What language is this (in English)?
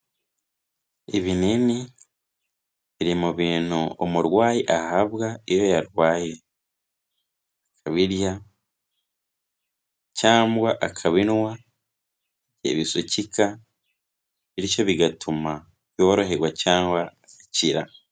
Kinyarwanda